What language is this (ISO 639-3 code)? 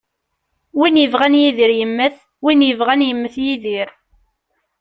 kab